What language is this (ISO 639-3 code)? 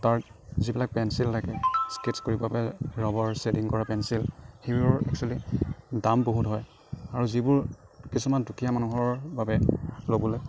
asm